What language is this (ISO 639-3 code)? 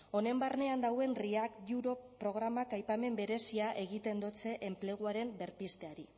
eus